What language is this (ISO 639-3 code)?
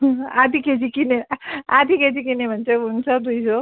nep